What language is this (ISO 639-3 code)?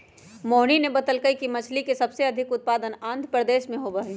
mag